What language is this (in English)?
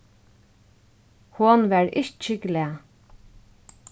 Faroese